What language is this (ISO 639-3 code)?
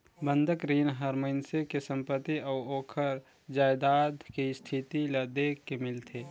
hne